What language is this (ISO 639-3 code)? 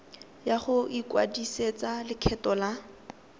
tsn